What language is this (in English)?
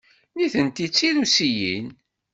Kabyle